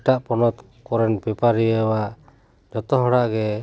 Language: Santali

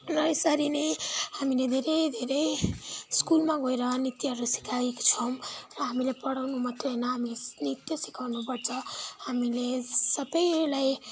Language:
Nepali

